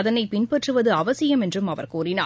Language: Tamil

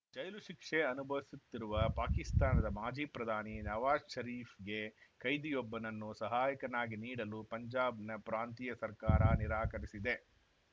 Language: Kannada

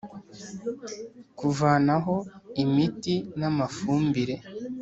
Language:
Kinyarwanda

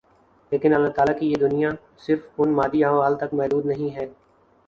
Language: Urdu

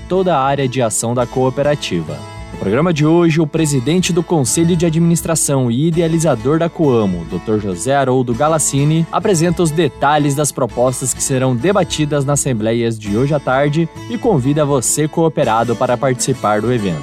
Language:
Portuguese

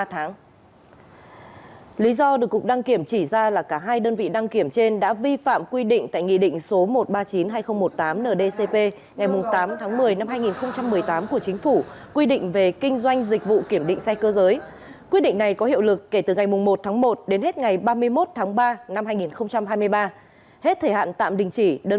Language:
Vietnamese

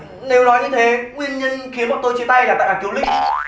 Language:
Vietnamese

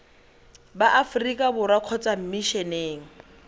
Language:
Tswana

